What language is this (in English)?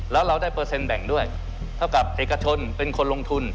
Thai